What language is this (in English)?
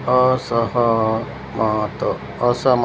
Marathi